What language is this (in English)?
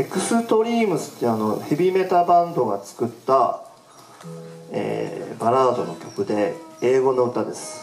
Japanese